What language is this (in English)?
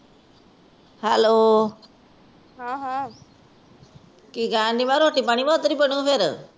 Punjabi